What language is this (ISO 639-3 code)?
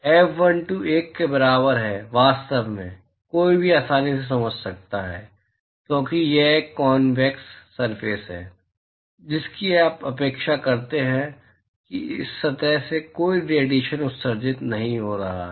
hin